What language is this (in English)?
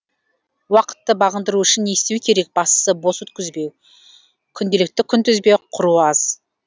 Kazakh